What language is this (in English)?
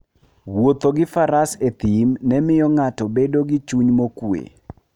Luo (Kenya and Tanzania)